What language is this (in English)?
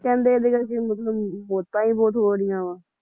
Punjabi